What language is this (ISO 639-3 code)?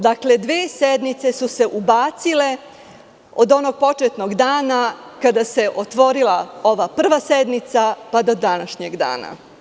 srp